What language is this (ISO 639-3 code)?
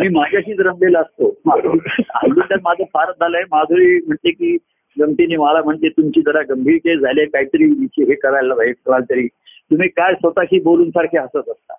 mar